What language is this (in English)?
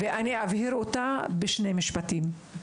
Hebrew